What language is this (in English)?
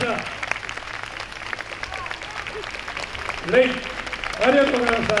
Japanese